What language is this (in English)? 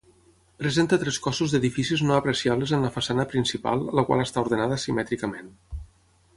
Catalan